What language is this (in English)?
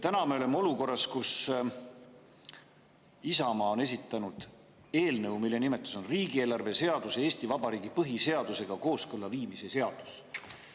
Estonian